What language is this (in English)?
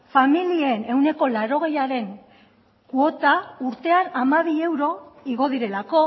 Basque